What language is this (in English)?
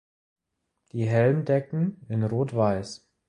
German